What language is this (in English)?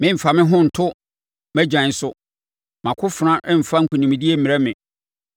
Akan